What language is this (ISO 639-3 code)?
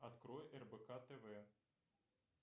rus